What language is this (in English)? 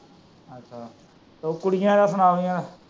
Punjabi